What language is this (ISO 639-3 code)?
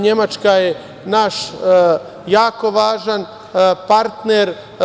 srp